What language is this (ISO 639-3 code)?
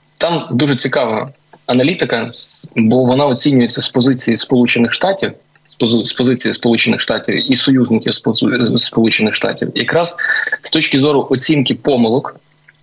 ukr